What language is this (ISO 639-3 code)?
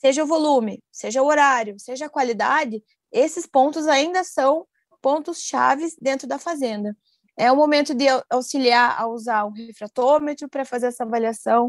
por